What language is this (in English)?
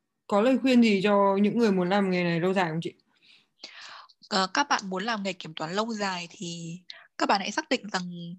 Vietnamese